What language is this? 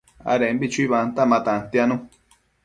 Matsés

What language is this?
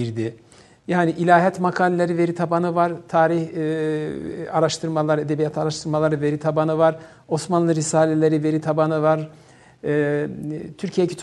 Turkish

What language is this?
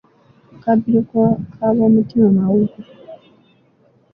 Ganda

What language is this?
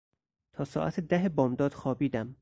Persian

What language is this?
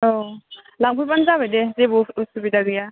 Bodo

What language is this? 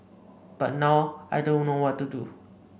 English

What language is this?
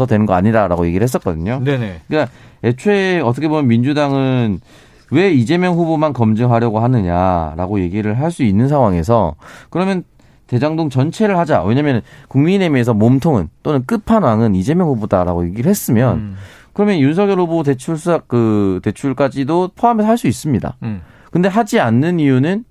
Korean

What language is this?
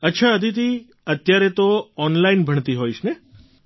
Gujarati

